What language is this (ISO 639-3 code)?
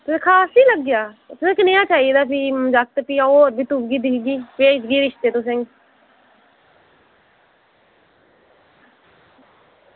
doi